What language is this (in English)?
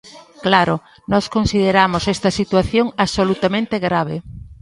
Galician